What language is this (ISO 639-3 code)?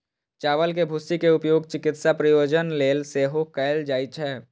mai